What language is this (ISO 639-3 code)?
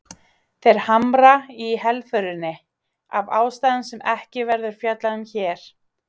isl